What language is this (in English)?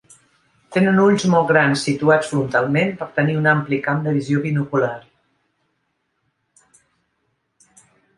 Catalan